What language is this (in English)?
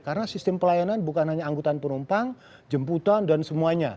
Indonesian